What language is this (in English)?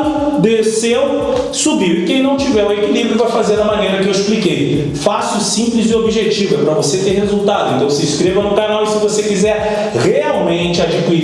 Portuguese